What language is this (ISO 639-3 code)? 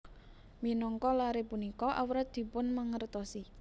jav